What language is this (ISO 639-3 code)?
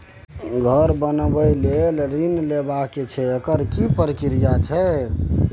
mai